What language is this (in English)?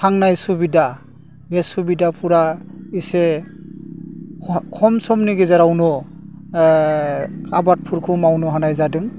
Bodo